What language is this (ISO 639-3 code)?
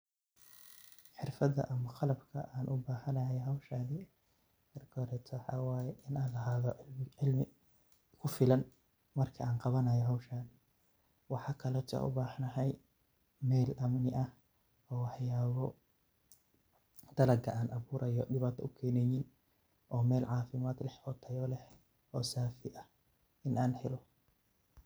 som